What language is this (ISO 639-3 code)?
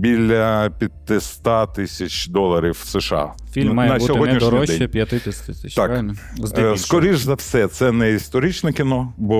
ukr